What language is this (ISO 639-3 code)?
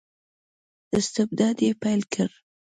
pus